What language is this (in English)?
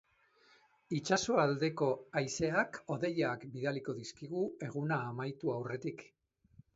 Basque